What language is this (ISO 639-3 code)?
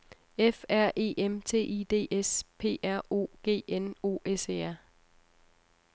dan